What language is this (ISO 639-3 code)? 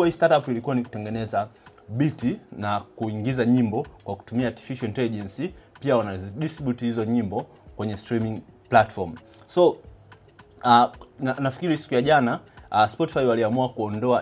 swa